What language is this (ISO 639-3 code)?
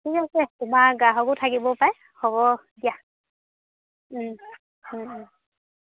asm